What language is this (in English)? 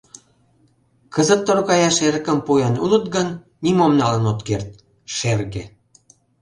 Mari